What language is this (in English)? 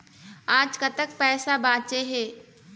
Chhattisgarhi